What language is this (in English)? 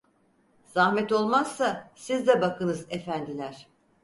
Turkish